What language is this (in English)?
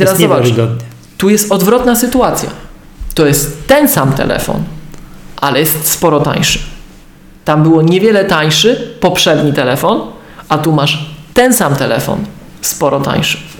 Polish